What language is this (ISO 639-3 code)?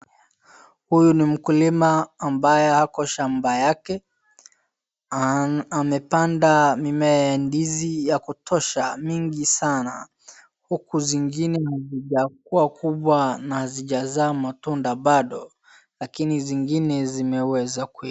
swa